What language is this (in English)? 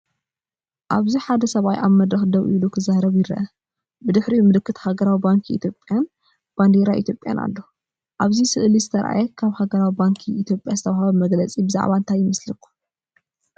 Tigrinya